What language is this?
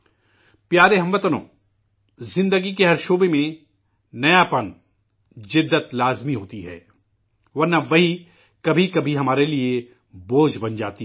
Urdu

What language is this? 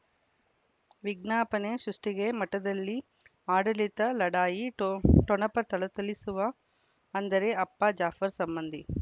Kannada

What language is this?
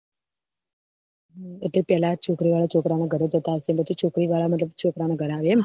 Gujarati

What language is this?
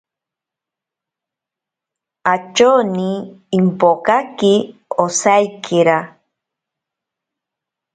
Ashéninka Perené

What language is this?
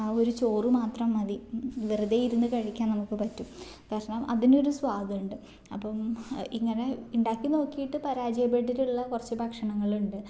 Malayalam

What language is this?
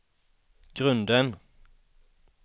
Swedish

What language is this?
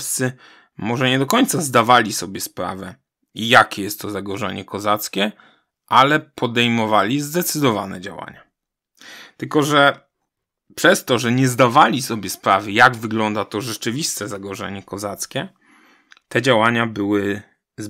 Polish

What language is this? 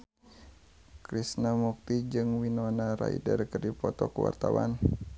Sundanese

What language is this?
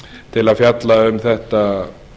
Icelandic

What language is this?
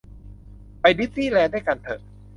Thai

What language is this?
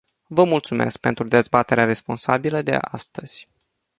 Romanian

